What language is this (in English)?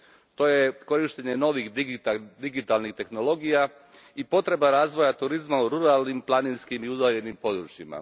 Croatian